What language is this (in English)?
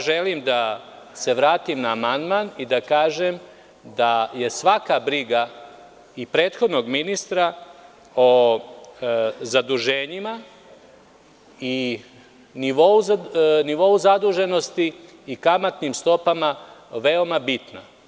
Serbian